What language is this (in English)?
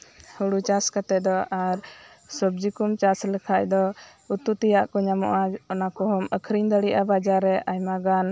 Santali